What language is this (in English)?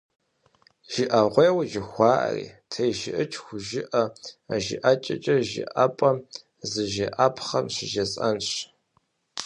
Kabardian